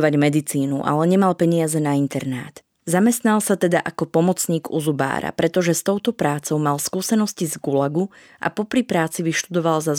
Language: Slovak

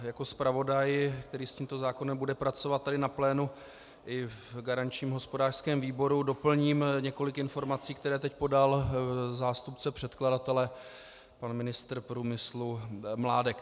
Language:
Czech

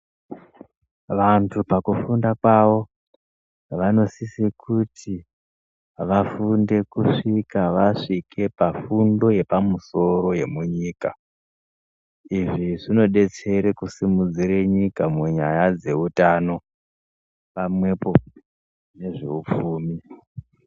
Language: Ndau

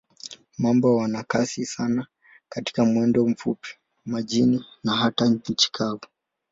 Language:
Swahili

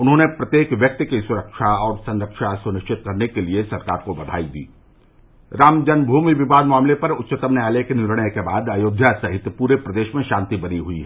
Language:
Hindi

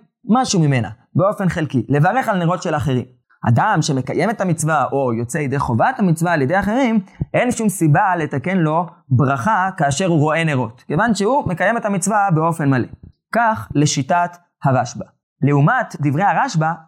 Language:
Hebrew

